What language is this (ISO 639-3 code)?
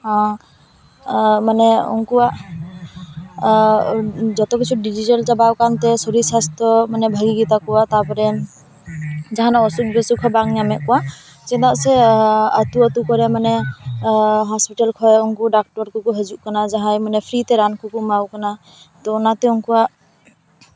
sat